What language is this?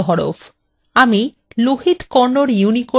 Bangla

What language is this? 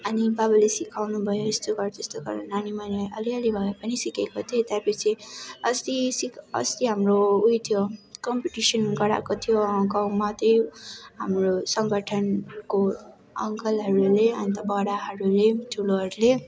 Nepali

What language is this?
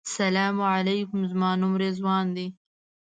Pashto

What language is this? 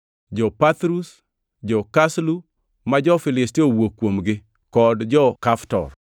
Luo (Kenya and Tanzania)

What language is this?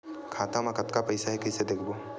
Chhattisgarhi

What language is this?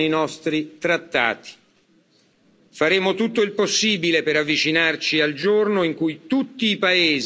Italian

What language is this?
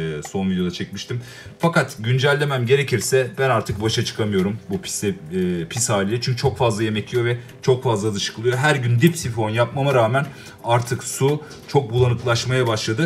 Turkish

